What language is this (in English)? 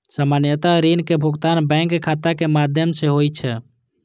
Maithili